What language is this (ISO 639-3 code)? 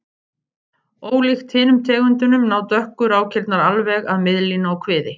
isl